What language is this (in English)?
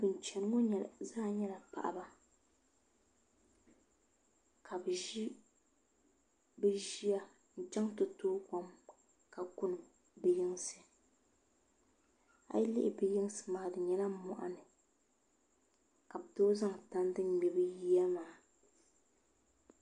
Dagbani